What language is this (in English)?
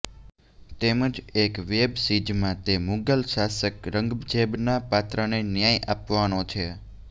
Gujarati